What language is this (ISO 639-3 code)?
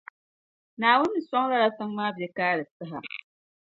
dag